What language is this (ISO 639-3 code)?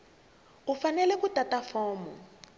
tso